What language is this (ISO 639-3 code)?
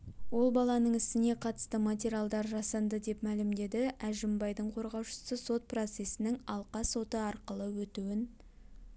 kaz